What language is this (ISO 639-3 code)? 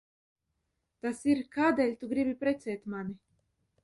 lav